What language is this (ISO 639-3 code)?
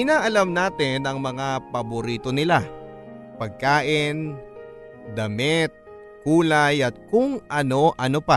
fil